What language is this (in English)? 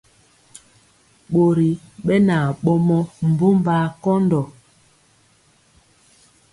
Mpiemo